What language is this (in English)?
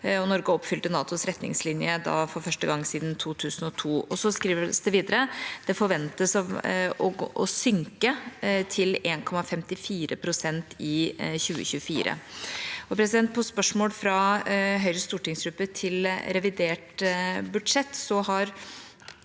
Norwegian